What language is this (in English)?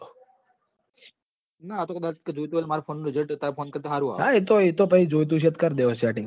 Gujarati